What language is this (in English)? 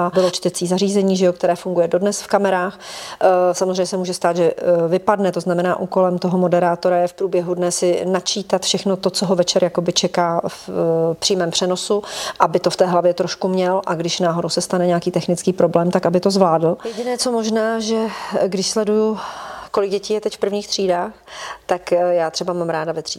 Czech